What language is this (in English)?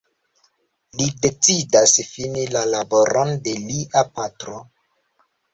Esperanto